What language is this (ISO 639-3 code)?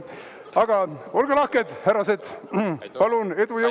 est